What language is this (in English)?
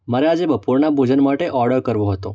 Gujarati